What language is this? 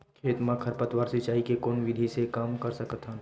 Chhattisgarhi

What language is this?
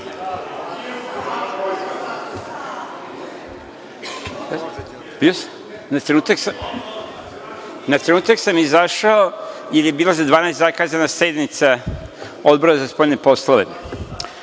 Serbian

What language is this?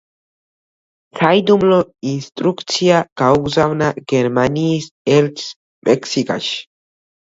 Georgian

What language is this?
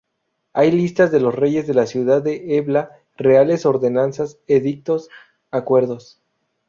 Spanish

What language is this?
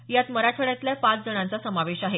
Marathi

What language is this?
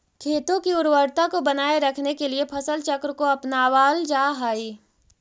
Magahi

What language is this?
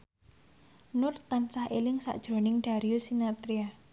Javanese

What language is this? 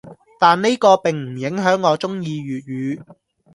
Cantonese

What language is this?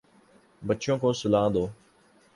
Urdu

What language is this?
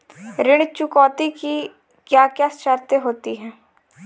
Hindi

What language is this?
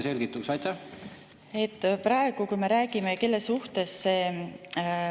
Estonian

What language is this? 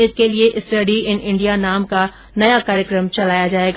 Hindi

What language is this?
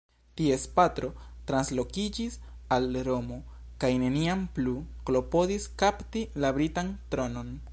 Esperanto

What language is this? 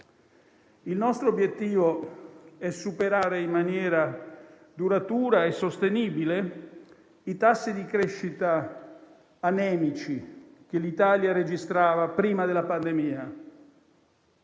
Italian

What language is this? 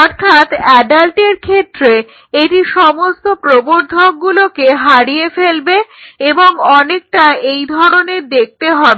Bangla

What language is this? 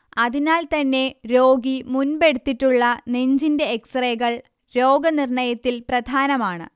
Malayalam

